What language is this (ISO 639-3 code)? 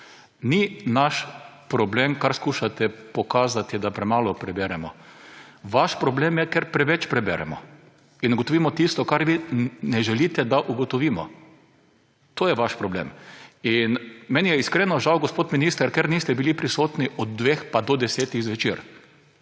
slv